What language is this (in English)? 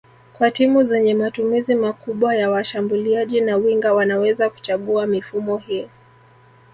Swahili